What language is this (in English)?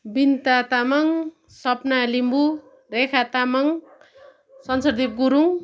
Nepali